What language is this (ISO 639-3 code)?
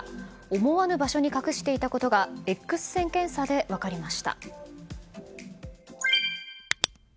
jpn